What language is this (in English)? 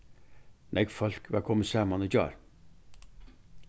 Faroese